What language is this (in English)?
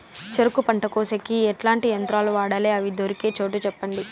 Telugu